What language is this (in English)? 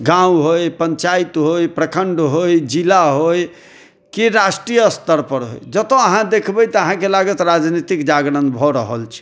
Maithili